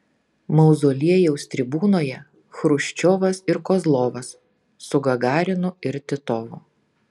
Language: Lithuanian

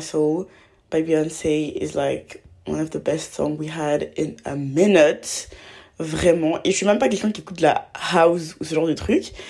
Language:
French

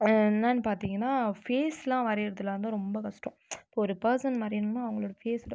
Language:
Tamil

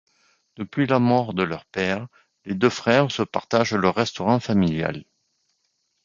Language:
French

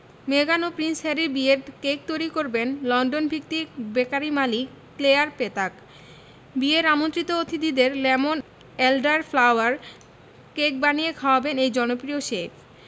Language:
Bangla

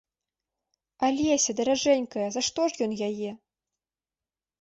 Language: Belarusian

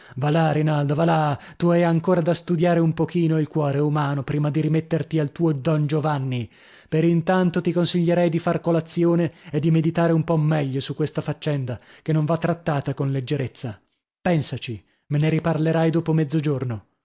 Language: Italian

